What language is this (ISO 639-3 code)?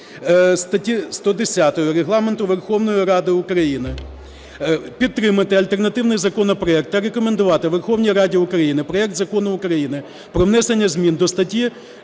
ukr